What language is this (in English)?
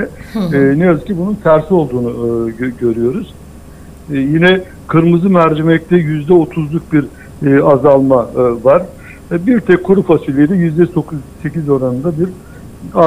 Turkish